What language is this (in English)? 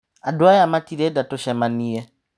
Kikuyu